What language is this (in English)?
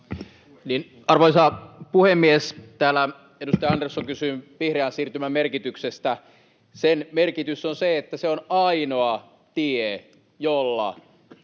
Finnish